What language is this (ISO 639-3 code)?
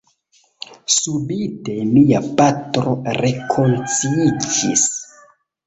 epo